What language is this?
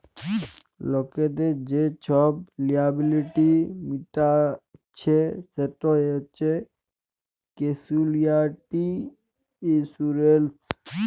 Bangla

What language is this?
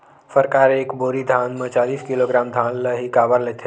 Chhattisgarhi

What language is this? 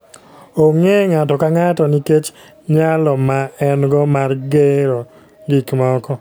Luo (Kenya and Tanzania)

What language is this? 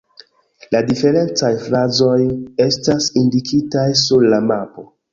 Esperanto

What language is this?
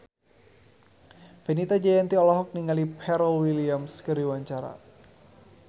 Sundanese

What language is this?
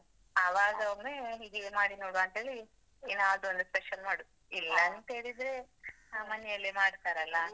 Kannada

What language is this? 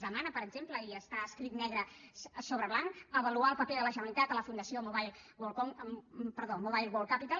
Catalan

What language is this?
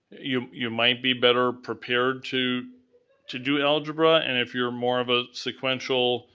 English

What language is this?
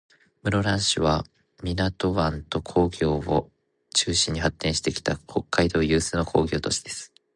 Japanese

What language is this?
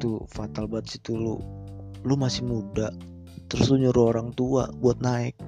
Indonesian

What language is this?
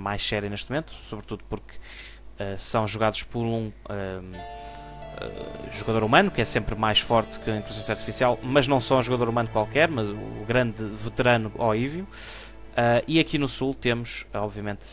Portuguese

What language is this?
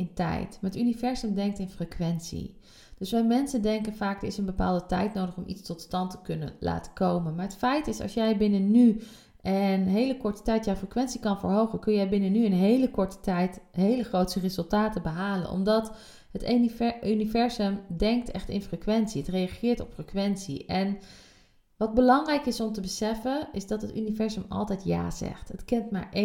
Dutch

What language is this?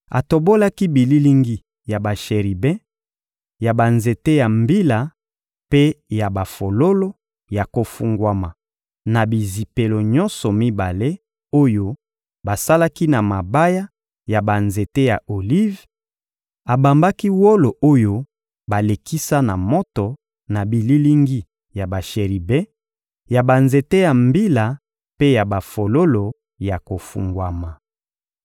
Lingala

